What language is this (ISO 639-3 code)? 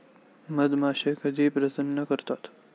mar